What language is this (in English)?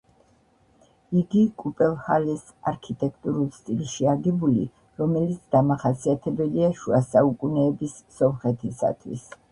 Georgian